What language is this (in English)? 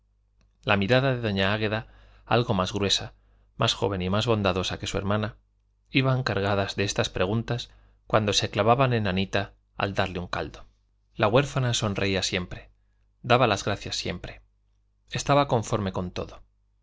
Spanish